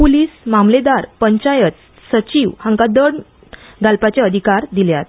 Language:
Konkani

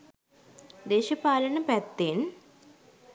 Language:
Sinhala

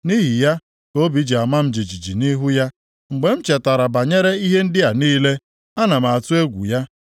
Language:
Igbo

